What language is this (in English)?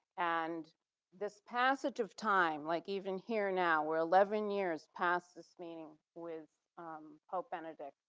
English